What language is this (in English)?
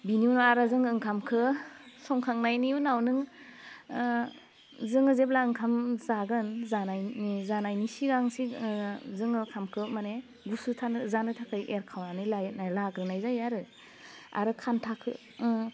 Bodo